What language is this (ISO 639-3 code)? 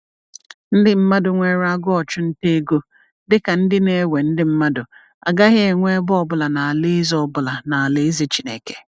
ibo